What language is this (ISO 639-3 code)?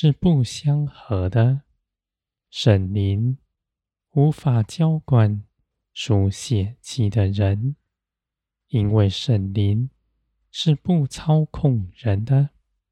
zho